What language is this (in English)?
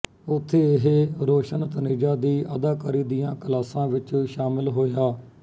Punjabi